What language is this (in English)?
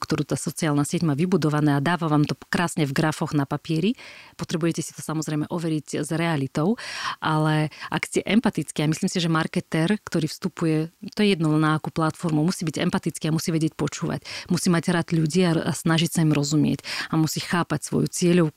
Slovak